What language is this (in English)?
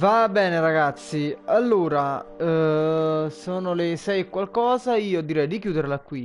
Italian